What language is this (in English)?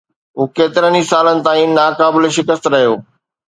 Sindhi